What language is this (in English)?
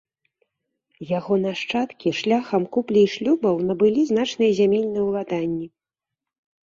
Belarusian